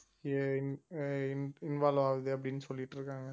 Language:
Tamil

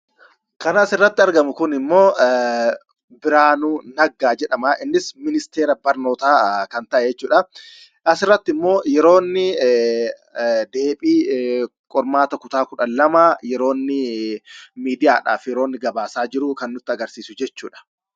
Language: Oromo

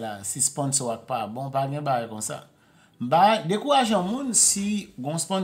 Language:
French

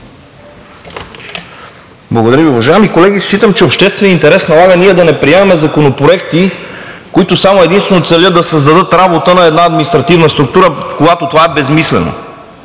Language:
Bulgarian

